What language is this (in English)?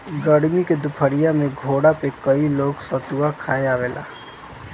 Bhojpuri